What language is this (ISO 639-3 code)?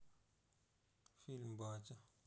rus